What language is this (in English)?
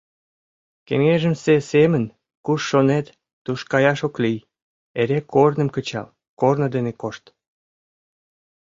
Mari